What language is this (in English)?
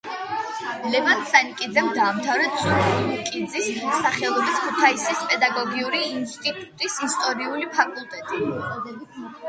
Georgian